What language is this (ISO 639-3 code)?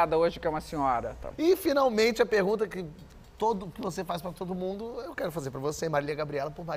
por